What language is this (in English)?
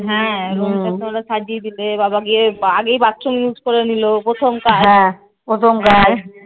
Bangla